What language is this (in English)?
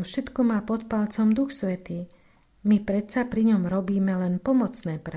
Slovak